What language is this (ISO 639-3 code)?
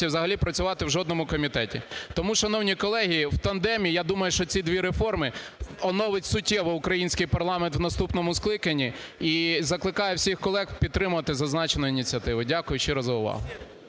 ukr